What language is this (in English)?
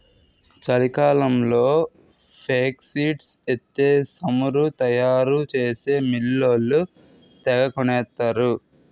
Telugu